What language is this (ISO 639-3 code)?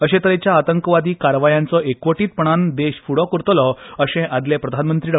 kok